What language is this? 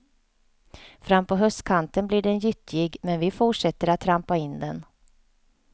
Swedish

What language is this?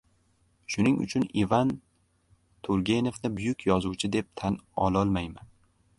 Uzbek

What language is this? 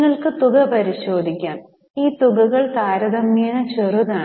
Malayalam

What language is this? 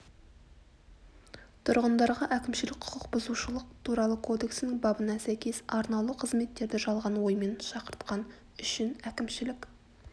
Kazakh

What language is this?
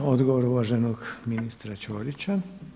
Croatian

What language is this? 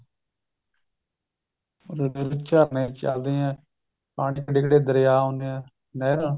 Punjabi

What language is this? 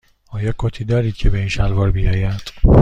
Persian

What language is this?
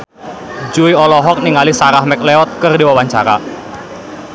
Sundanese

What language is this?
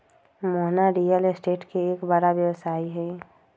Magahi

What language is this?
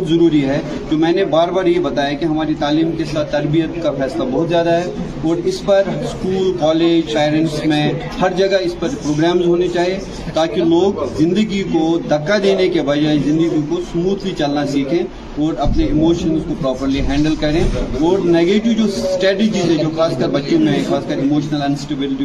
Urdu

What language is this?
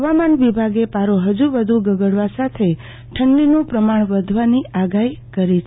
Gujarati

